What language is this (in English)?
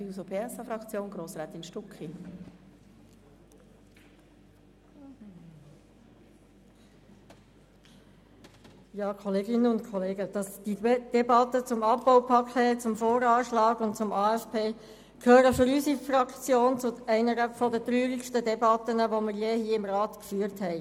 Swiss German